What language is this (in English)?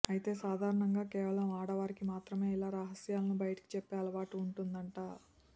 Telugu